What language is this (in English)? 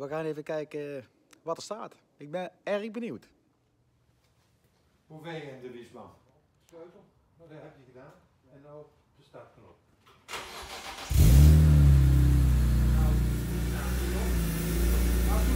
Dutch